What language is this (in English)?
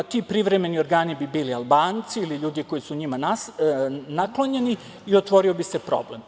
Serbian